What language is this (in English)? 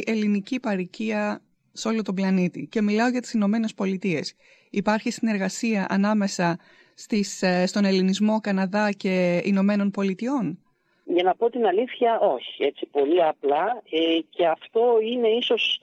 Greek